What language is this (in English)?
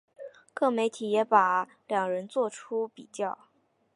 Chinese